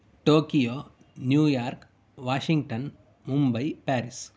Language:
Sanskrit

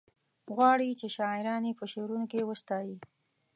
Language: Pashto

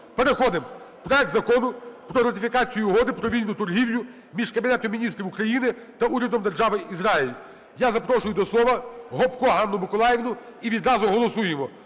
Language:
Ukrainian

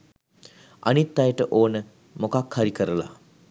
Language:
Sinhala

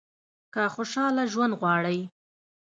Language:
Pashto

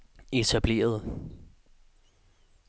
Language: Danish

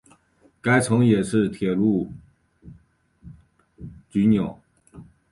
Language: Chinese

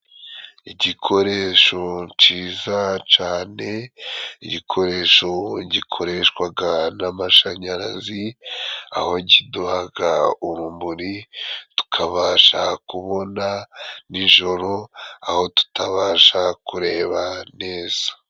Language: Kinyarwanda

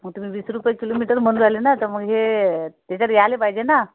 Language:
Marathi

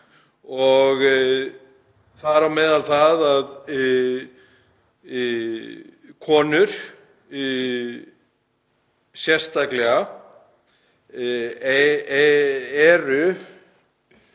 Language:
Icelandic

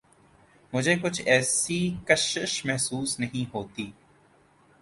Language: Urdu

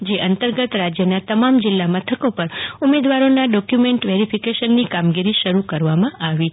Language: Gujarati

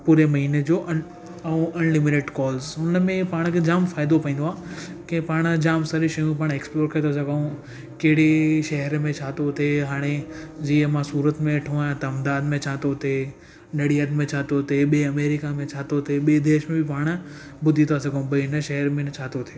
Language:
Sindhi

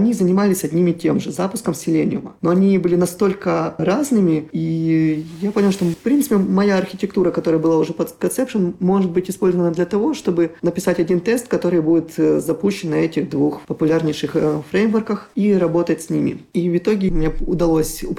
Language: Russian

